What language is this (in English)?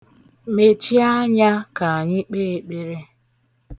Igbo